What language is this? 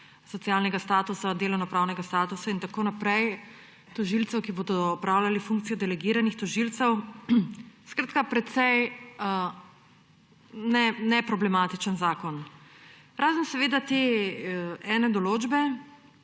Slovenian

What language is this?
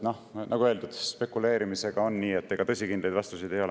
Estonian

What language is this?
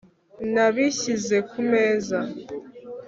Kinyarwanda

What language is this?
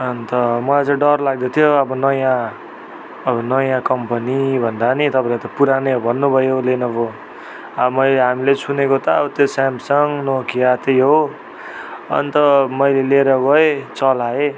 Nepali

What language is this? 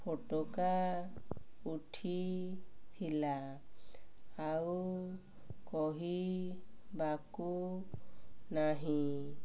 Odia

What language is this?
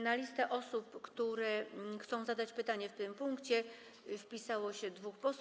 Polish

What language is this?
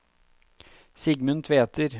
Norwegian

